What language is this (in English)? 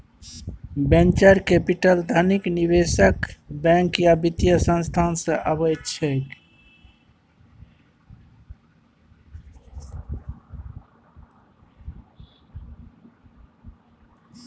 Maithili